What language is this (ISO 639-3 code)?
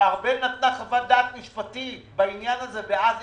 heb